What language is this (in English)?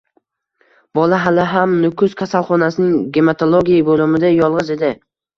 Uzbek